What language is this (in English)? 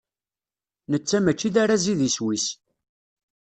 Kabyle